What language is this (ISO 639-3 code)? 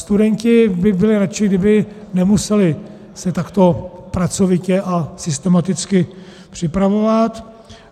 ces